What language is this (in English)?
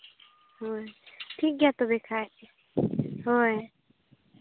Santali